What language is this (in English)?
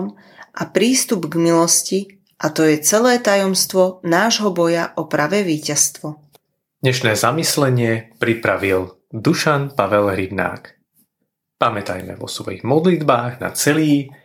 Slovak